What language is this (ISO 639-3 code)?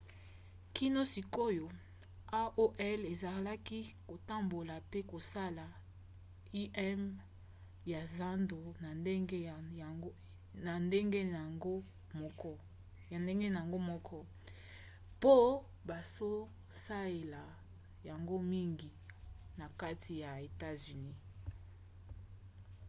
lin